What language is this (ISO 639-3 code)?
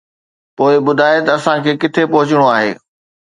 snd